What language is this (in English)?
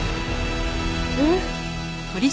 Japanese